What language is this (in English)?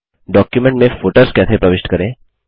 Hindi